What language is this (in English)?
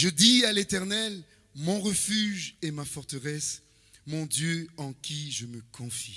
French